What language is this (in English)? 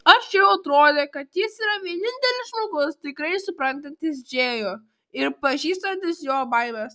Lithuanian